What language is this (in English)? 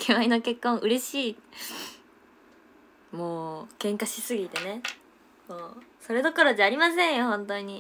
Japanese